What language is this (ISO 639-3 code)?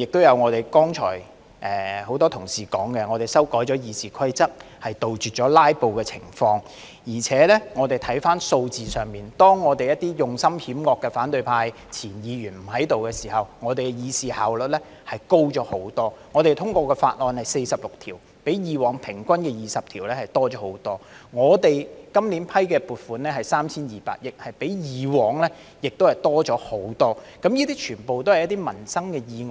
yue